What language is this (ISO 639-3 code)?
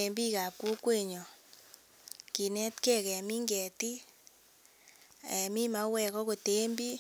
kln